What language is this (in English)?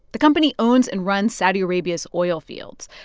English